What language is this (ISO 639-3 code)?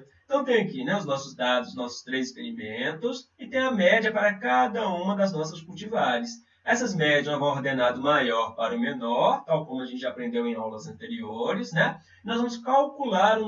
por